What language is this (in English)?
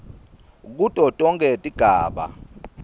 Swati